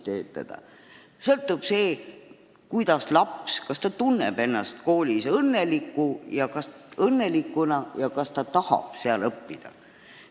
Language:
Estonian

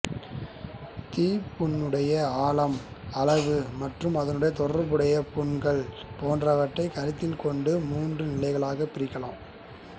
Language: Tamil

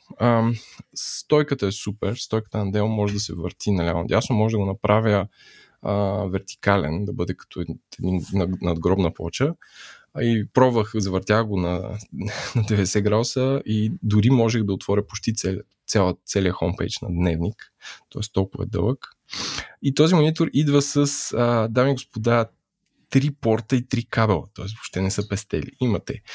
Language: Bulgarian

